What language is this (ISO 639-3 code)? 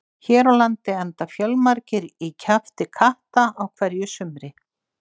isl